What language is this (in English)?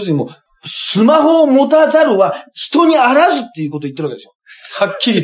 Japanese